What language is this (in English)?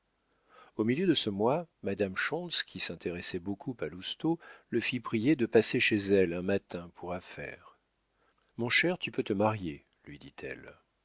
French